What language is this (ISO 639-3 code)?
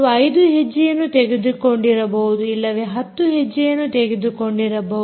kan